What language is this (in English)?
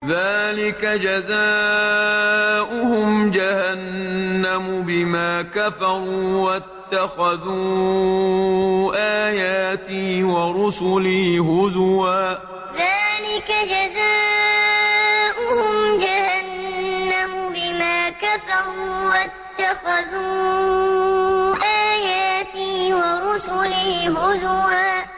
Arabic